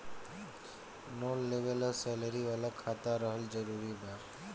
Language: Bhojpuri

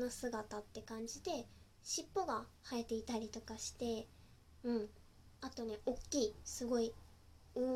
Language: Japanese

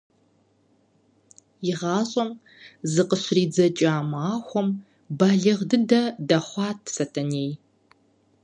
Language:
Kabardian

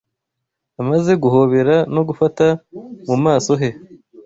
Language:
Kinyarwanda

